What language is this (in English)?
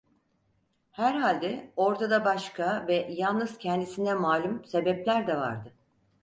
Turkish